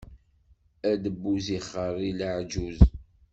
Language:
Kabyle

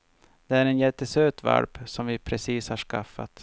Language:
Swedish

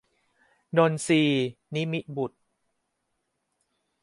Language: Thai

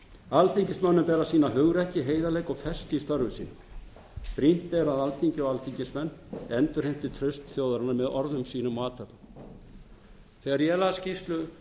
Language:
Icelandic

